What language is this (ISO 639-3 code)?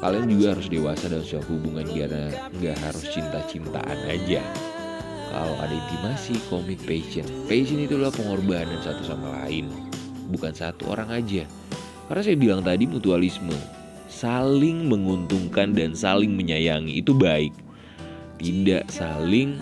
ind